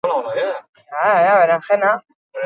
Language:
Basque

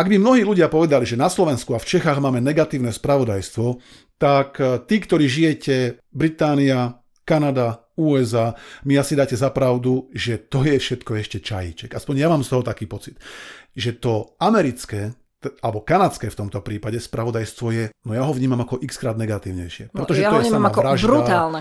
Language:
Slovak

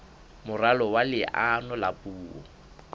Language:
Southern Sotho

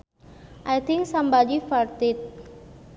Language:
Sundanese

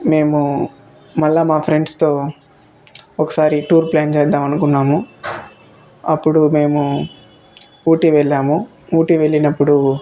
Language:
Telugu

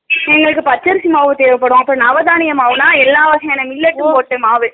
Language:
Tamil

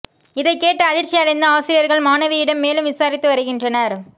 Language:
Tamil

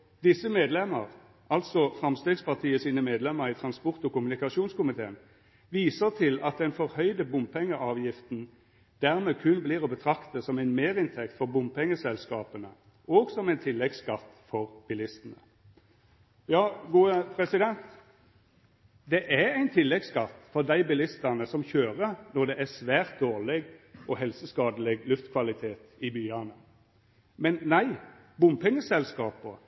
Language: Norwegian Nynorsk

